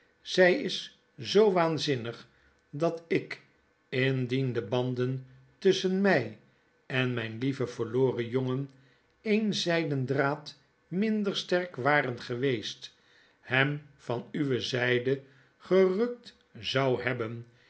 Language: Dutch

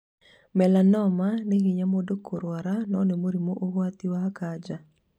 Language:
Kikuyu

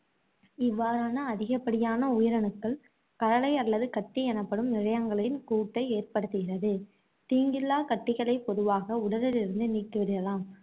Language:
Tamil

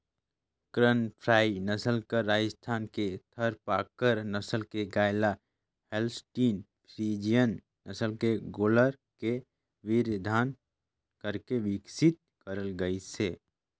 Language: Chhattisgarhi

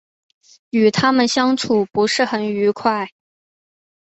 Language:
Chinese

